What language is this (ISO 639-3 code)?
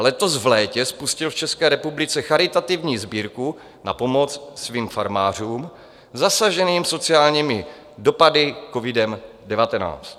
ces